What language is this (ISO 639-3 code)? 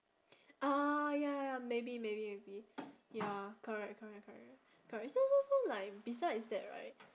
eng